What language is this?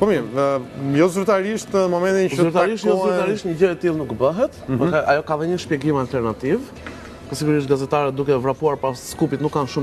Romanian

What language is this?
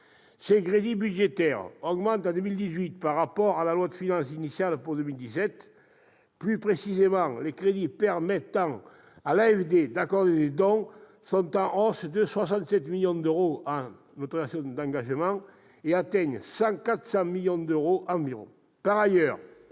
French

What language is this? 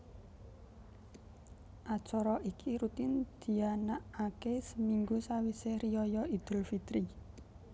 Javanese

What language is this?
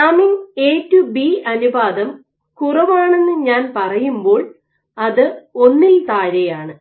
Malayalam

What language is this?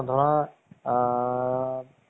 Assamese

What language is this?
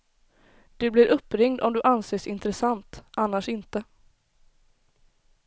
Swedish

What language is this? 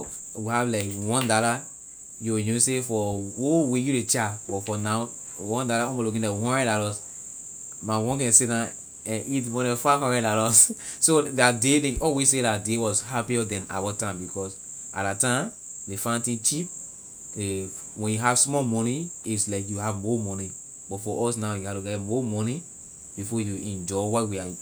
Liberian English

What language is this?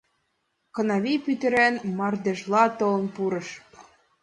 Mari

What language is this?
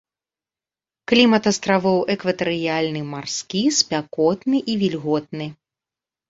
Belarusian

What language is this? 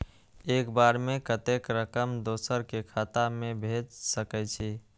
Maithili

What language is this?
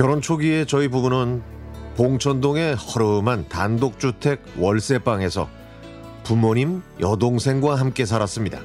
Korean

